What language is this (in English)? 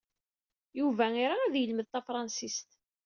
Kabyle